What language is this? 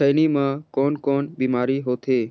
Chhattisgarhi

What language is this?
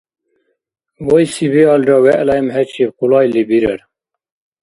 Dargwa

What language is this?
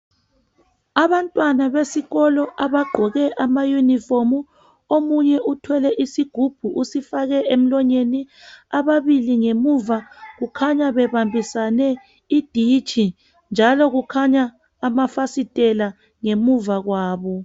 North Ndebele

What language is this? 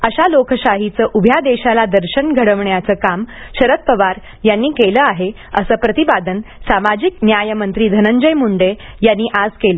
Marathi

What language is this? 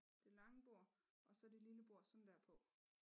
Danish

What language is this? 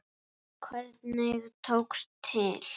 Icelandic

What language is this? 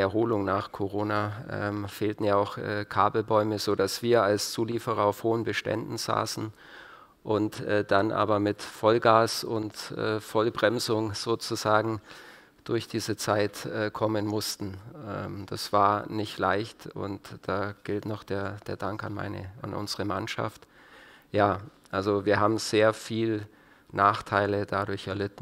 German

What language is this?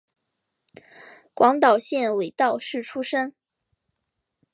Chinese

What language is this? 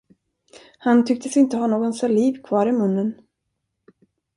Swedish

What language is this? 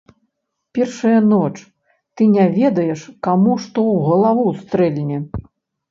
Belarusian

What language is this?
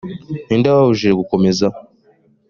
Kinyarwanda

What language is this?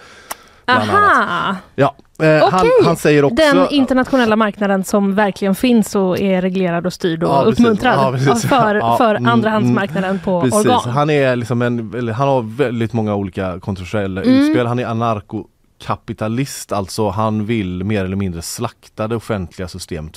Swedish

